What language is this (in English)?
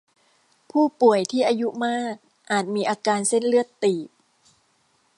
Thai